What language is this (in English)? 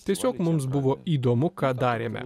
Lithuanian